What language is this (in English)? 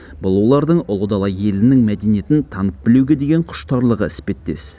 Kazakh